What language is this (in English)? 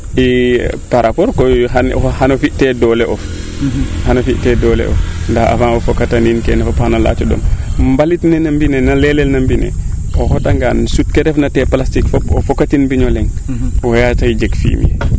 Serer